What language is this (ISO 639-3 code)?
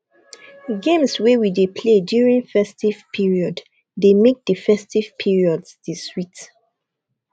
pcm